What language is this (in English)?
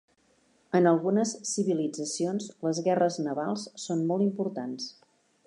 Catalan